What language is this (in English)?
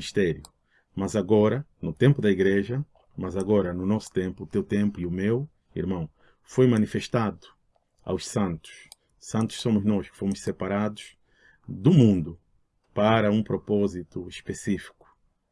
Portuguese